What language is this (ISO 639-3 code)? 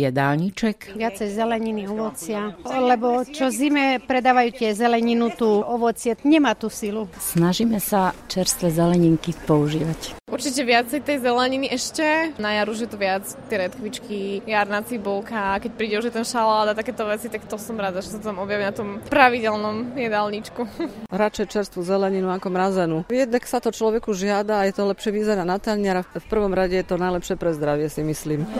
slk